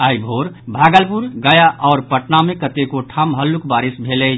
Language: Maithili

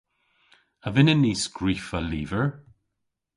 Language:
Cornish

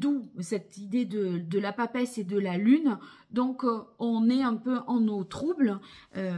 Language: French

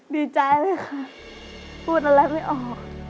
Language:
Thai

